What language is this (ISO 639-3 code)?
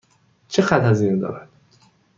fas